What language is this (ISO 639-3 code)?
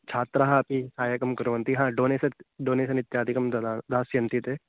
san